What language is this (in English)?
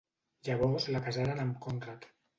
Catalan